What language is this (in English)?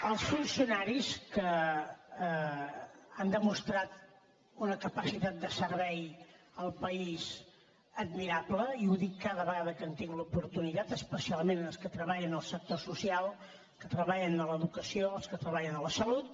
Catalan